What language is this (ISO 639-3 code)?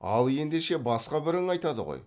kaz